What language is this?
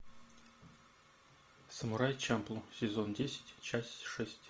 Russian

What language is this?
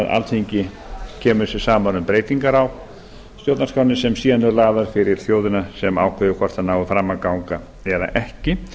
Icelandic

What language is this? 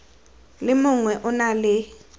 Tswana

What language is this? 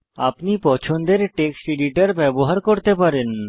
Bangla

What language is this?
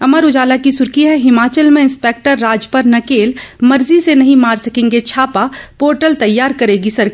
Hindi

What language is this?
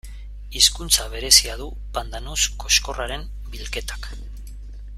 Basque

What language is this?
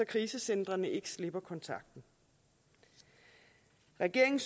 Danish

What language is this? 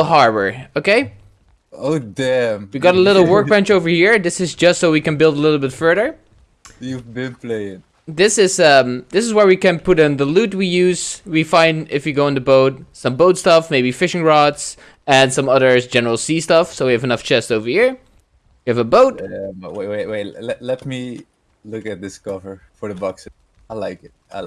English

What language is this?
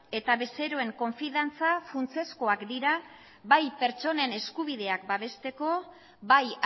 Basque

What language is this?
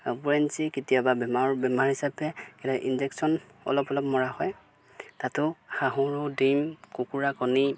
Assamese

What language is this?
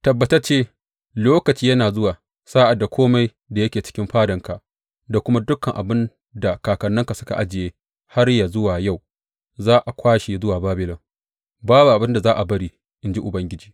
Hausa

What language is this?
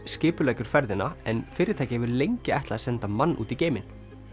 Icelandic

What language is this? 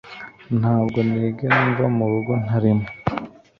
Kinyarwanda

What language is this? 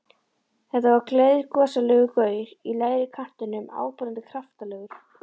Icelandic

